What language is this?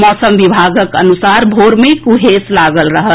Maithili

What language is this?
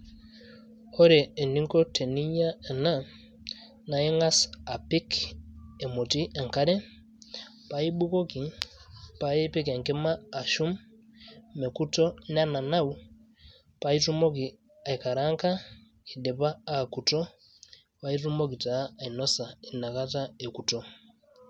Masai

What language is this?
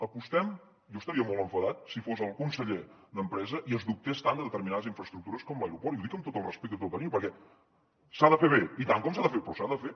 Catalan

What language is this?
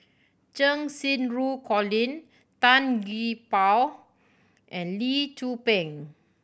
English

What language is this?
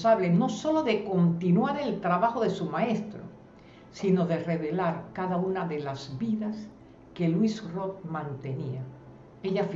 Spanish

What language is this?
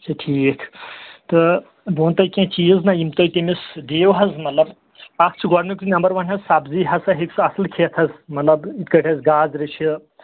Kashmiri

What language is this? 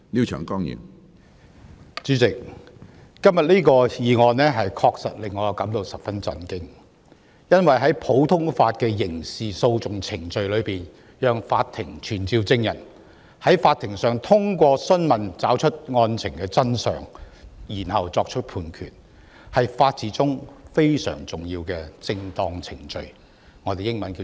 Cantonese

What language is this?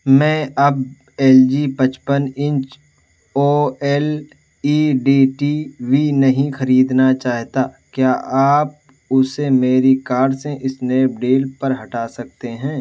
Urdu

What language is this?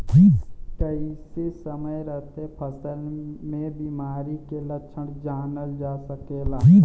Bhojpuri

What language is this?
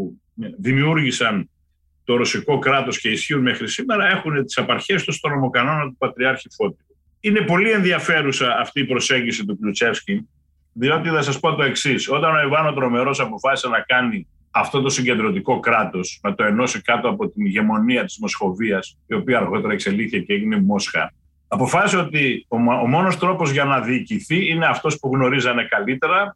Greek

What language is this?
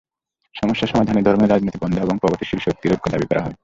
Bangla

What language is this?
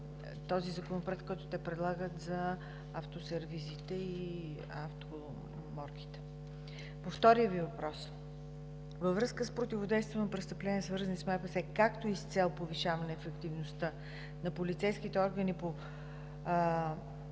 Bulgarian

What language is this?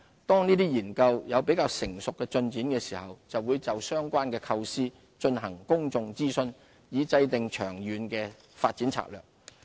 Cantonese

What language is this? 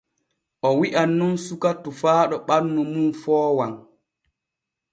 Borgu Fulfulde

